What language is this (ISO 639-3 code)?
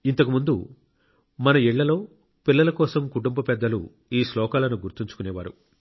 tel